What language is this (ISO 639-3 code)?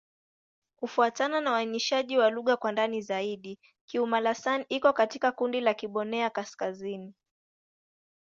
swa